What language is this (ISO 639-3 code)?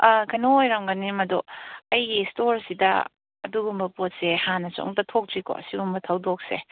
mni